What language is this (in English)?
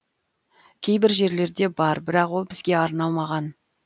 Kazakh